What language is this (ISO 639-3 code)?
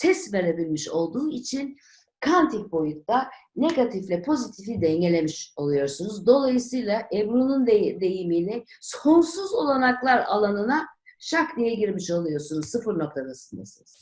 tur